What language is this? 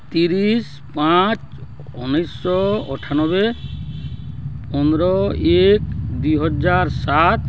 Odia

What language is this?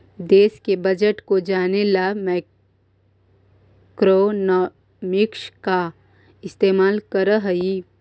Magahi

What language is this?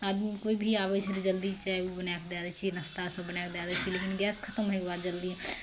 Maithili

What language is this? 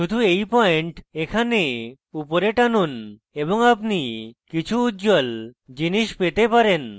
Bangla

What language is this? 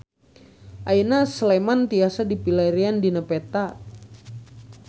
Sundanese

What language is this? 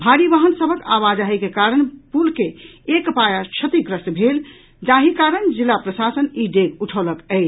Maithili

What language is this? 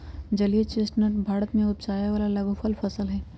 Magahi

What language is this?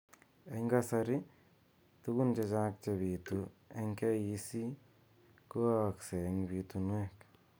Kalenjin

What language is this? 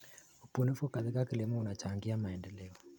Kalenjin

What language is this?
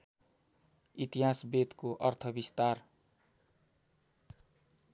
Nepali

